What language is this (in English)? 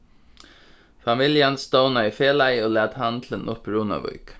Faroese